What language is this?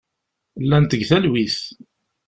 Kabyle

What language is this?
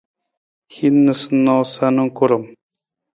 Nawdm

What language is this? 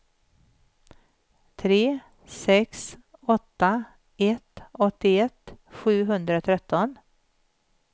Swedish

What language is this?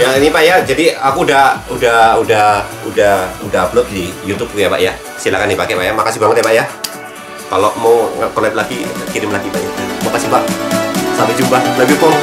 Indonesian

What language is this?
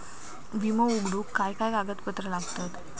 Marathi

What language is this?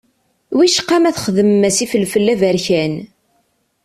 Kabyle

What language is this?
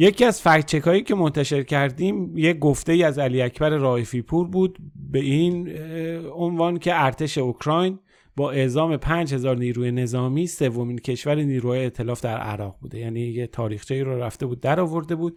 Persian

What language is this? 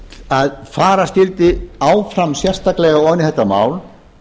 Icelandic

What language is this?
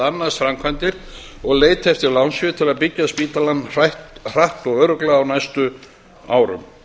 Icelandic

